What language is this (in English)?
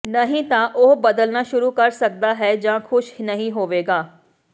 Punjabi